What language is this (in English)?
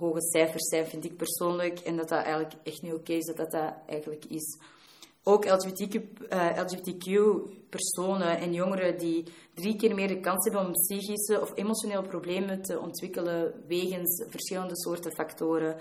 Dutch